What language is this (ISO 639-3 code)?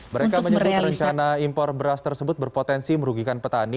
ind